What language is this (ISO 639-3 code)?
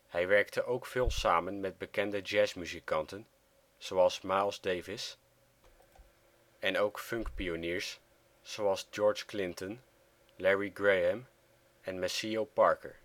nld